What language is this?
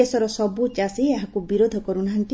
Odia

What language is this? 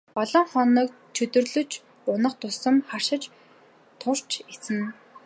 Mongolian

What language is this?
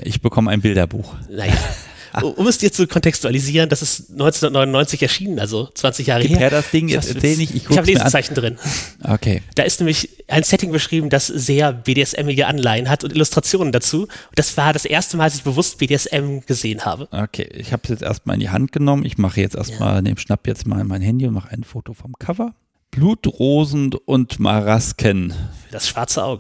German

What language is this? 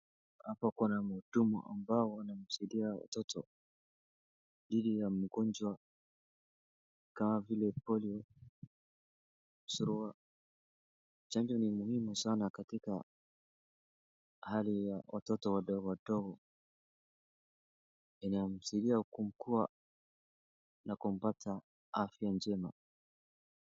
Swahili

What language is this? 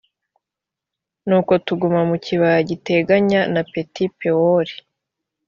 Kinyarwanda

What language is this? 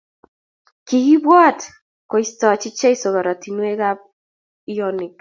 Kalenjin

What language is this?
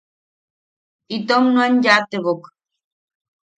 Yaqui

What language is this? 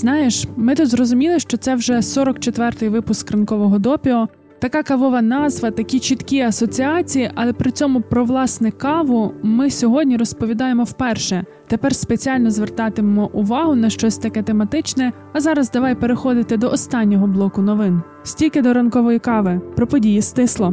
Ukrainian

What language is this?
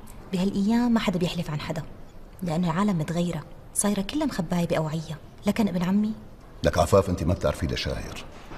Arabic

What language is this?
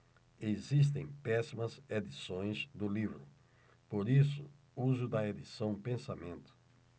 Portuguese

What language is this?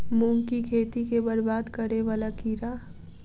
Maithili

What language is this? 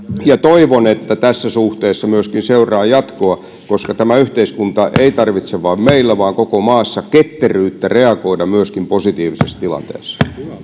Finnish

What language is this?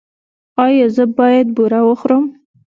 Pashto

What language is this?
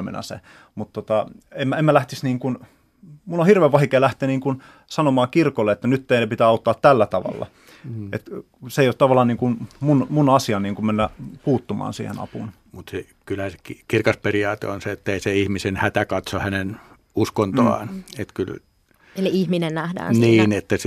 Finnish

